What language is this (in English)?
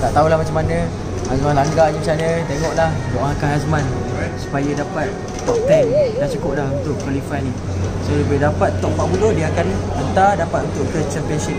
Malay